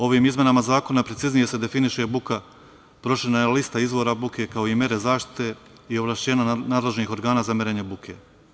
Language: Serbian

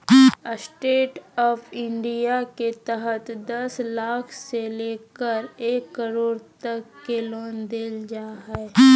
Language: Magahi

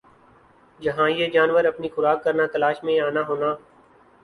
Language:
Urdu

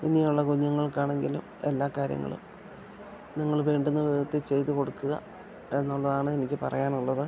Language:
Malayalam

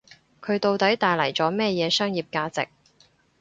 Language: Cantonese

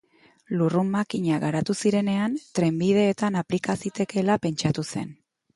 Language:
Basque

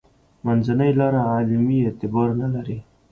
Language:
Pashto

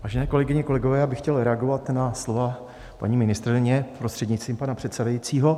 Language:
Czech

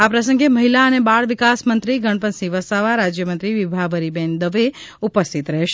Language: Gujarati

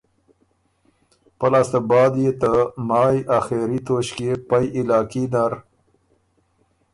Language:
Ormuri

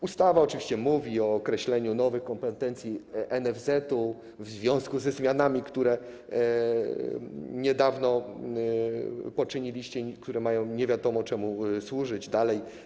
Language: Polish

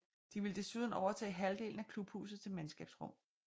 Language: Danish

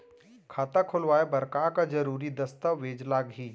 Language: Chhattisgarhi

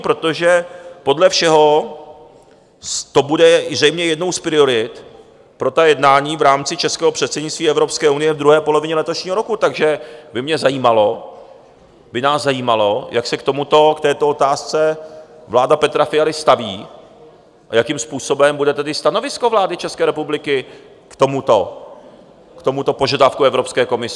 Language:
Czech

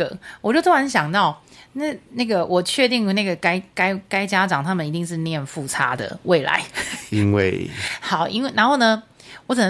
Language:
Chinese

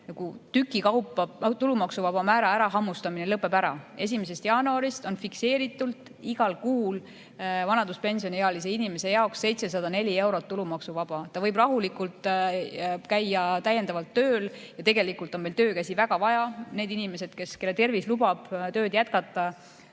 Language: Estonian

